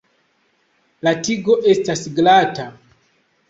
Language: Esperanto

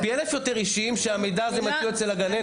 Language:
Hebrew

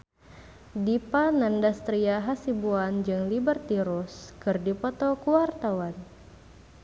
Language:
Sundanese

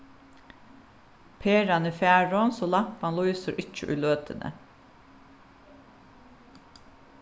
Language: Faroese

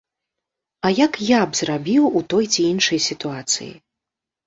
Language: Belarusian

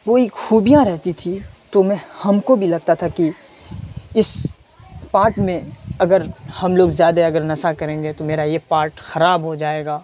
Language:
Urdu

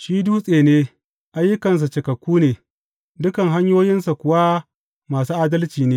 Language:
Hausa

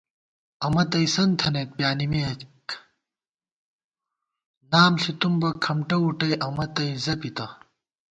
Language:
Gawar-Bati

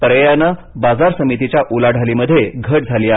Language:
Marathi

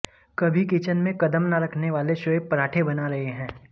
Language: Hindi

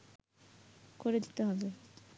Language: Bangla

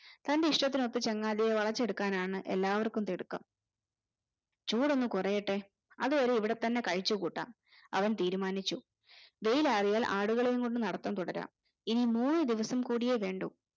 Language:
Malayalam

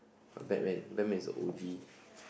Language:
English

